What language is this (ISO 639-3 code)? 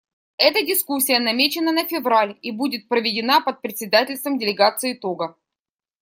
rus